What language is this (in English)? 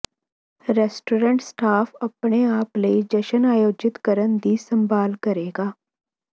Punjabi